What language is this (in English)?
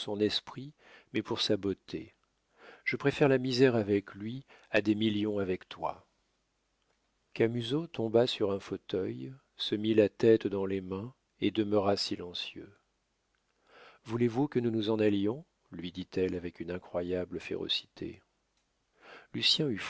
French